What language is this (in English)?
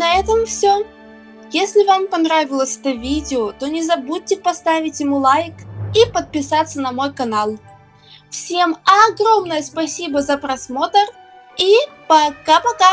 Russian